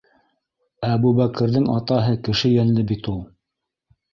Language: Bashkir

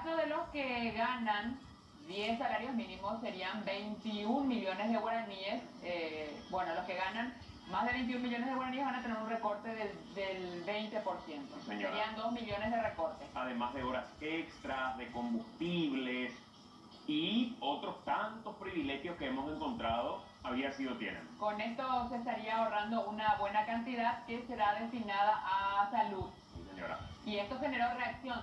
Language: German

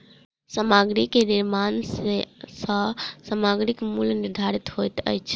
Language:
Maithili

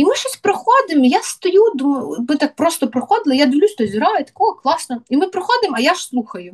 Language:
Ukrainian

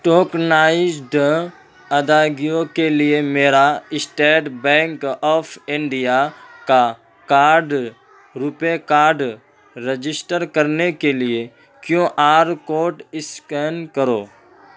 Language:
Urdu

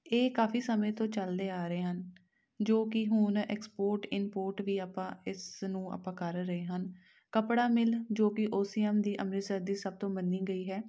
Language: Punjabi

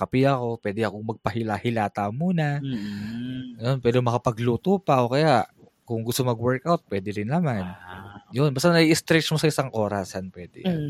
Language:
Filipino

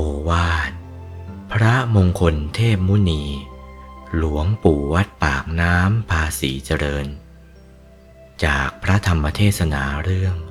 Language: Thai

